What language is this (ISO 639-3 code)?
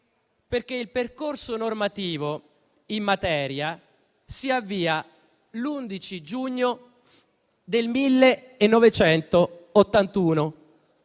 ita